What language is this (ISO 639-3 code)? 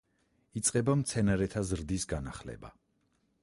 kat